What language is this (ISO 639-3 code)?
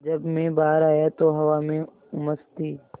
hin